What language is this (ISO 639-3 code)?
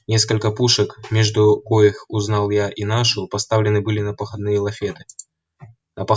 rus